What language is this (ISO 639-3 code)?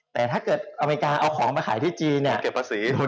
tha